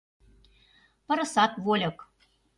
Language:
Mari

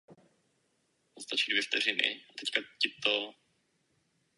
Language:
Czech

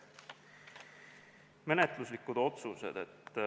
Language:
Estonian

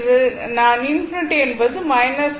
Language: Tamil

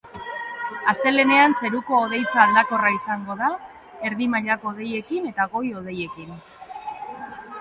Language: Basque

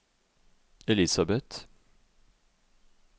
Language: Norwegian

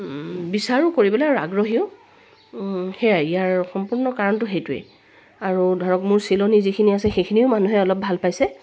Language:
Assamese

